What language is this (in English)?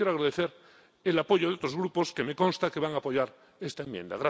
Spanish